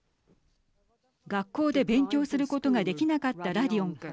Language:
Japanese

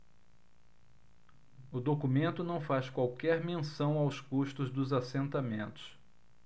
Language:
Portuguese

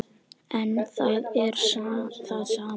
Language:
Icelandic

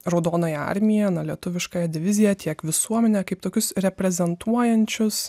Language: Lithuanian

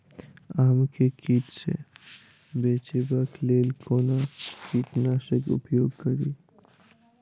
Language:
Maithili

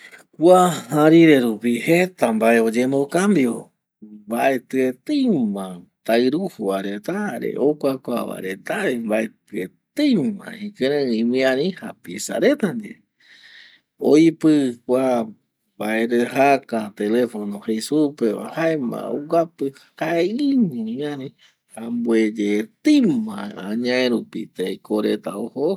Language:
Eastern Bolivian Guaraní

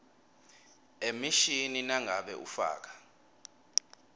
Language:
Swati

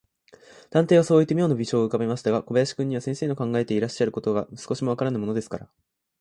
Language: Japanese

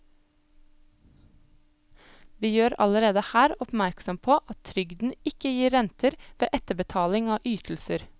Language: Norwegian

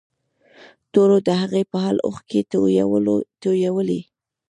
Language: Pashto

